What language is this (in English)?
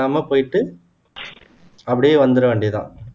Tamil